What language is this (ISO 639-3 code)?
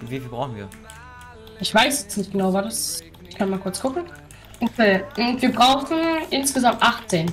deu